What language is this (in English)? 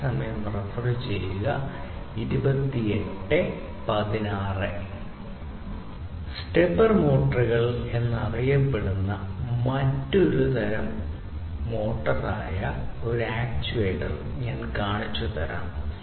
Malayalam